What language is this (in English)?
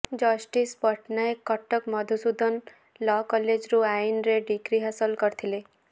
Odia